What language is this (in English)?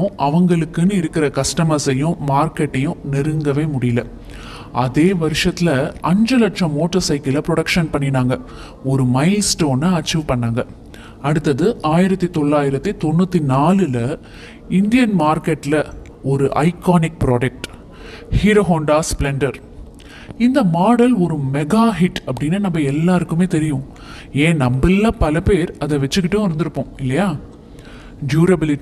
Tamil